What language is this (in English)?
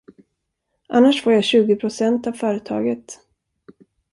Swedish